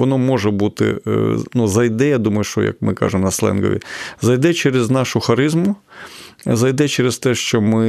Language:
Ukrainian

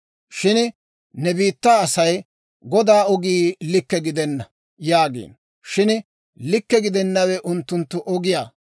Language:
Dawro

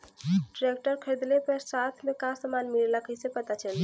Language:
Bhojpuri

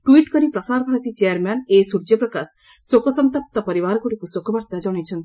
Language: Odia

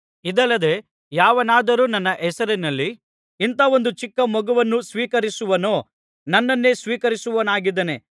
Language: Kannada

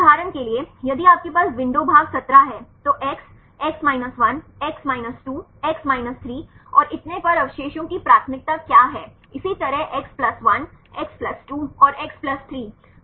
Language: Hindi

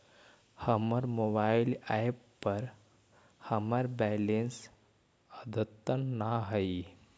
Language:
Magahi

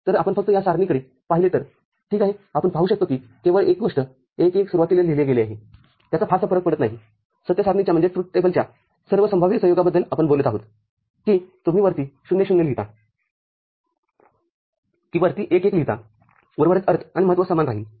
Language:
Marathi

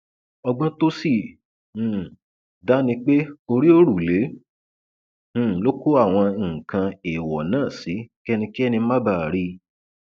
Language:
Yoruba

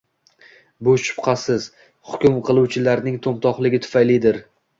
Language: Uzbek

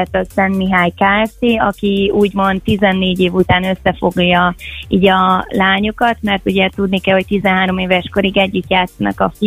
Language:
Hungarian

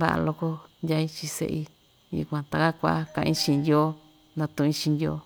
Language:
Ixtayutla Mixtec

